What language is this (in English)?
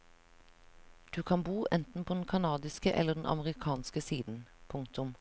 Norwegian